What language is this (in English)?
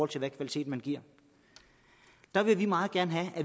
Danish